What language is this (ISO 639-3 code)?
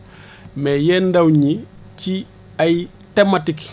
wol